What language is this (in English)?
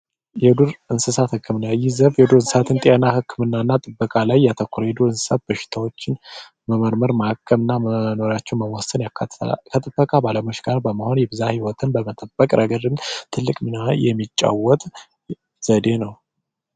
Amharic